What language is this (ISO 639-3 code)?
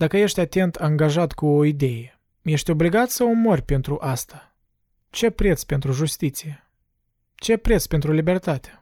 ron